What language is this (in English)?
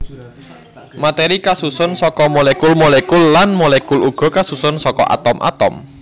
Javanese